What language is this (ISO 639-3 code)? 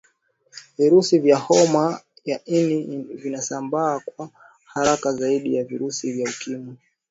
swa